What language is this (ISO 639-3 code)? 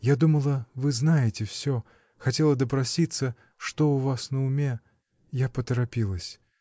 rus